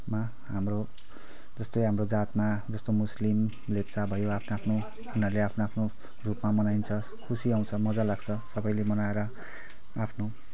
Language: Nepali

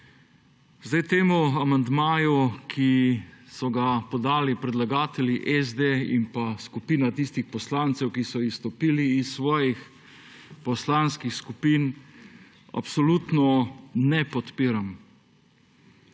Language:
Slovenian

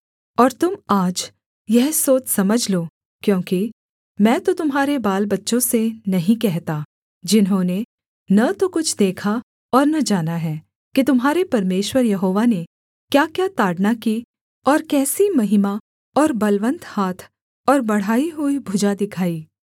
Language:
Hindi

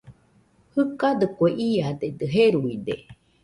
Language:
Nüpode Huitoto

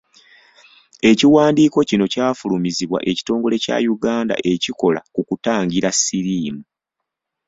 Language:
Ganda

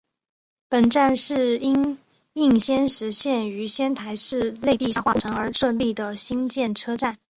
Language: Chinese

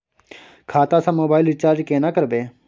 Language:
Maithili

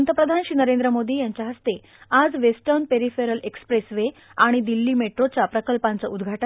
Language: Marathi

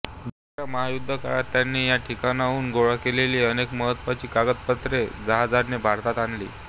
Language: Marathi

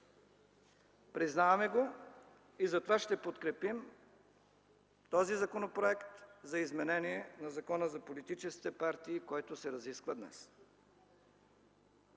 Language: Bulgarian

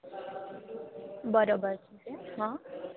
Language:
Gujarati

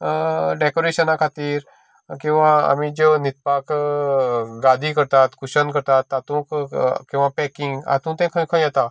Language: Konkani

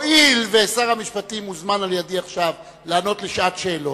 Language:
Hebrew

